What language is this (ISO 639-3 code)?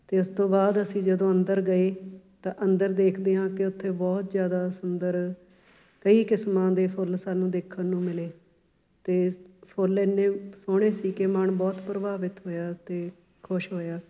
pan